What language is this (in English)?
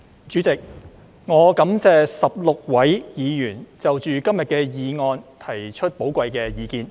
Cantonese